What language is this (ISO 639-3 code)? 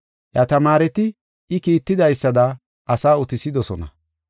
gof